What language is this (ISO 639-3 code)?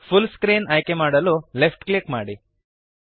kan